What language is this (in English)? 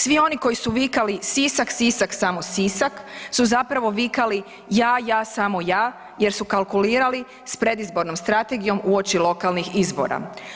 Croatian